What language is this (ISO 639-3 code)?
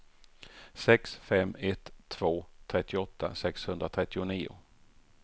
swe